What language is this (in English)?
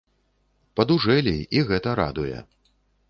Belarusian